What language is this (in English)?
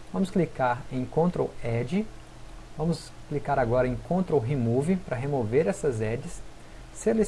Portuguese